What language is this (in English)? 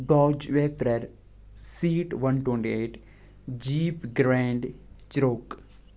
Kashmiri